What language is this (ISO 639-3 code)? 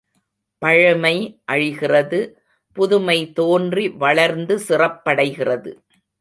tam